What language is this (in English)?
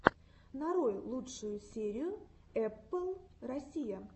Russian